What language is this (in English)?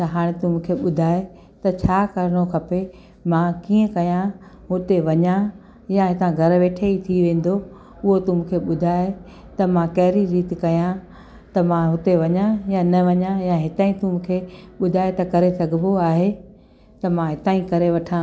Sindhi